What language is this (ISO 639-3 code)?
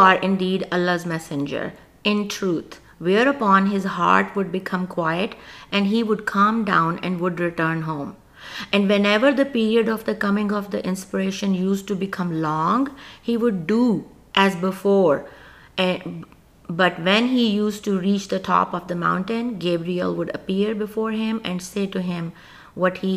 urd